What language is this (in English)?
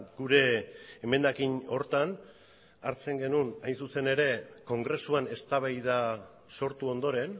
Basque